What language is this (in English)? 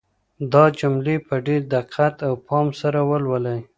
Pashto